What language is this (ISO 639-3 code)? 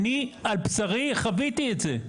heb